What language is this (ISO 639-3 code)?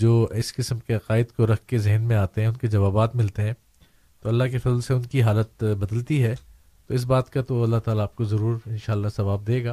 urd